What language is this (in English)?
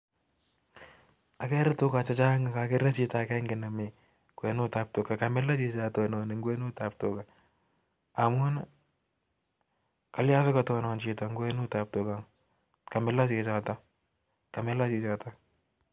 Kalenjin